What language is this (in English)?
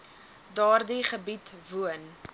Afrikaans